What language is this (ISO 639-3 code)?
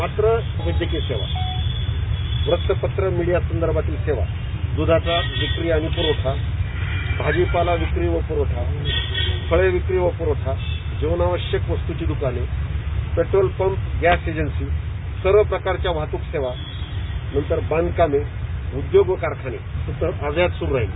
mar